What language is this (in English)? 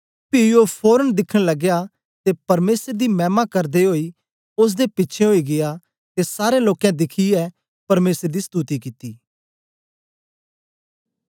Dogri